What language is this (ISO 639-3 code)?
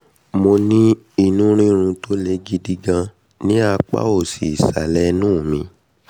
yor